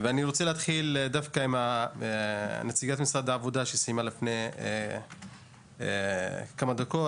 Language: Hebrew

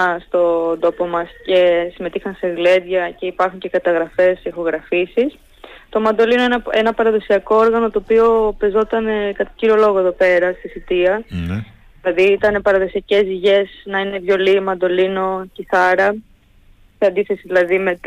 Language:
Greek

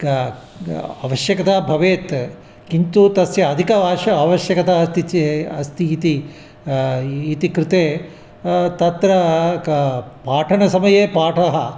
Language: Sanskrit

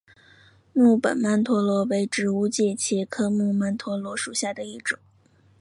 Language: Chinese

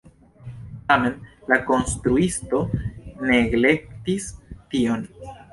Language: Esperanto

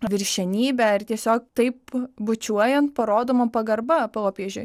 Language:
Lithuanian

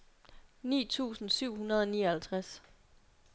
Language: Danish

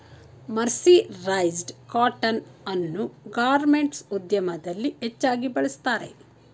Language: Kannada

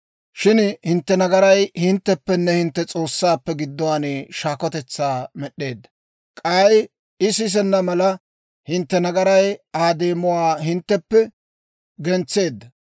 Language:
Dawro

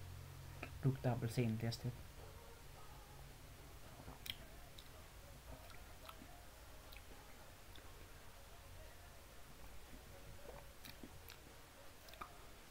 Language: Swedish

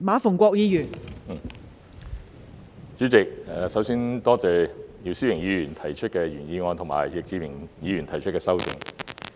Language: Cantonese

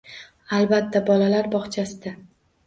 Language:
Uzbek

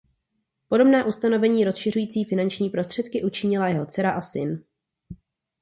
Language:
Czech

